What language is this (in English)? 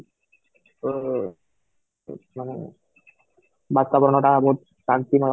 Odia